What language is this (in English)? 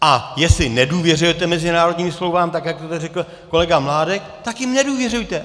Czech